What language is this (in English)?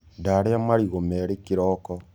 Kikuyu